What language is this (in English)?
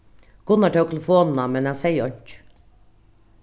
Faroese